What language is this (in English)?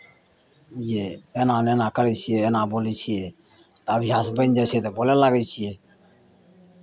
Maithili